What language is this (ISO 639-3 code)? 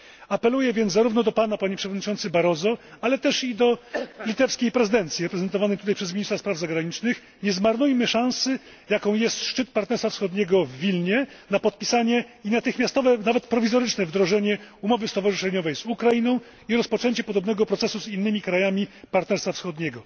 pol